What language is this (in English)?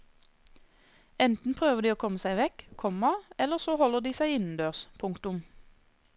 Norwegian